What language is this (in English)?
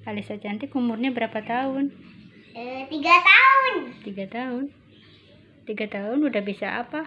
Indonesian